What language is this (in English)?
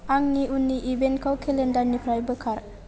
Bodo